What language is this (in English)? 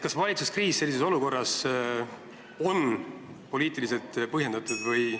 Estonian